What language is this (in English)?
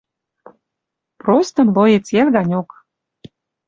Western Mari